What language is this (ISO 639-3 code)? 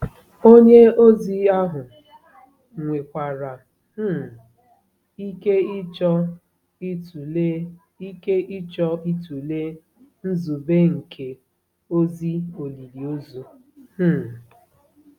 ibo